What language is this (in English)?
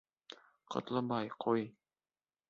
Bashkir